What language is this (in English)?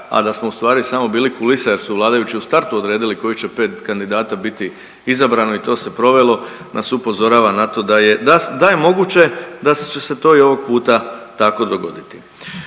Croatian